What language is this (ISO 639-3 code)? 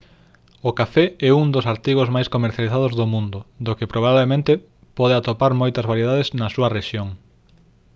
glg